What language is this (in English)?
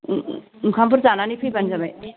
Bodo